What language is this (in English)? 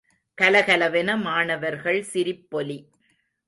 Tamil